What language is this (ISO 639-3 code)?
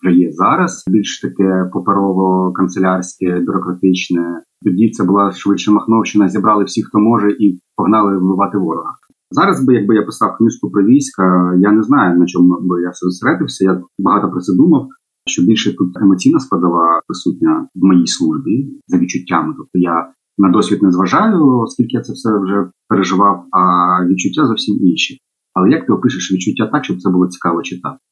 ukr